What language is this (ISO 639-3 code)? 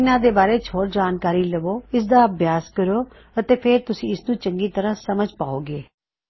pan